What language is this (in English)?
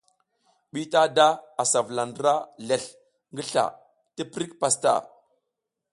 South Giziga